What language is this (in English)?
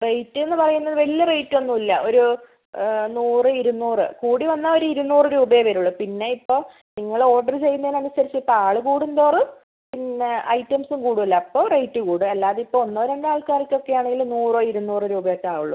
Malayalam